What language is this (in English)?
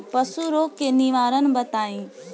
Bhojpuri